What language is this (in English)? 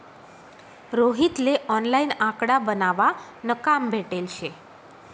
Marathi